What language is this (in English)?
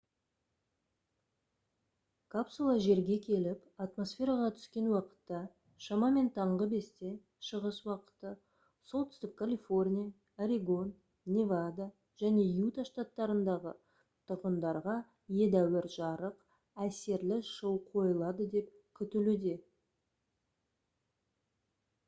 Kazakh